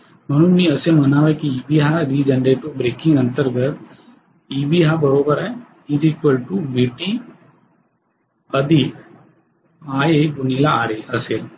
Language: Marathi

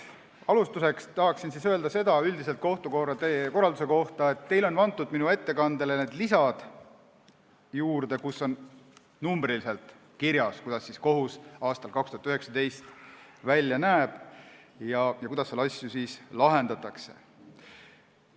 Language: Estonian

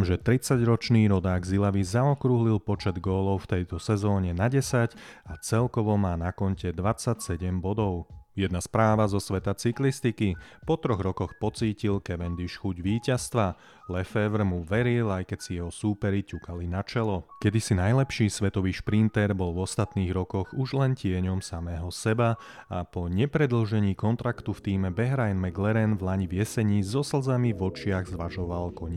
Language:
Slovak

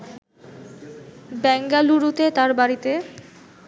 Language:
Bangla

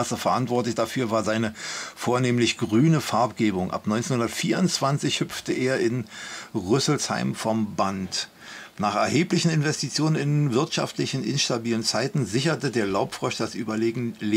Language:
German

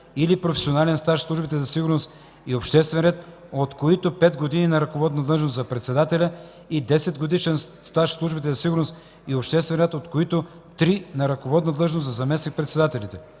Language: Bulgarian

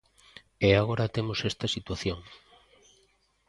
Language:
Galician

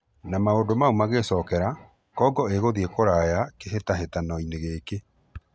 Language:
Kikuyu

